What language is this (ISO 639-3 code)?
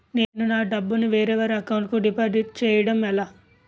tel